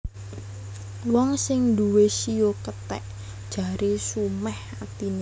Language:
Javanese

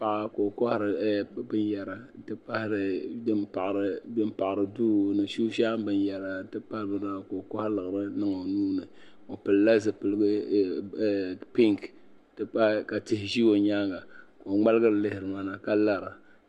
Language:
Dagbani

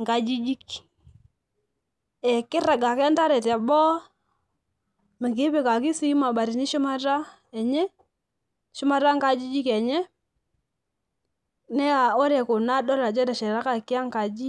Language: Masai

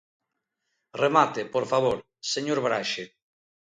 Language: Galician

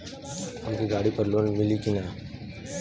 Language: Bhojpuri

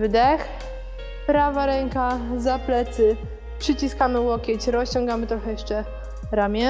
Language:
Polish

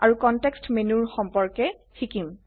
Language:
Assamese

